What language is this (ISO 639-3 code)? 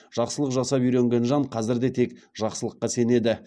kaz